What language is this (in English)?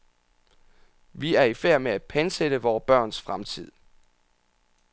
Danish